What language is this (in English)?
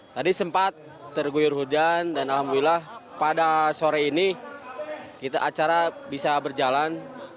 Indonesian